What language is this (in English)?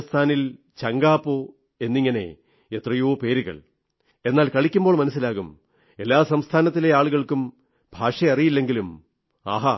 Malayalam